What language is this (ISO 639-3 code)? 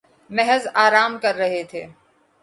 urd